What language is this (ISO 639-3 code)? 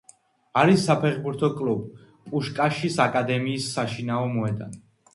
kat